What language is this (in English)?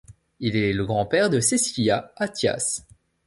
French